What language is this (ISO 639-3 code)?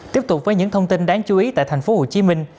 vie